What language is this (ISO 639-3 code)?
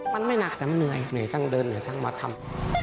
tha